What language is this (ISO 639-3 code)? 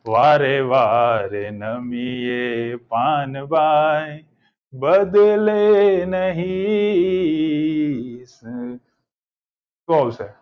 guj